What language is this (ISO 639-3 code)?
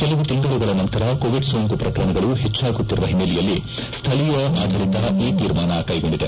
kan